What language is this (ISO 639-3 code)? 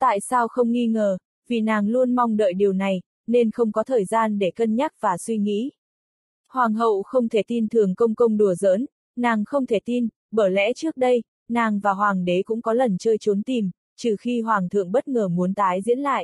vie